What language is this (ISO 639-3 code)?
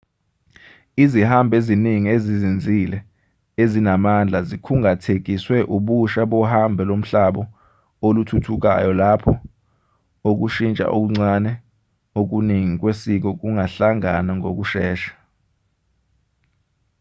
zul